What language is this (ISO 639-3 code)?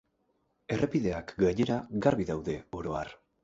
eus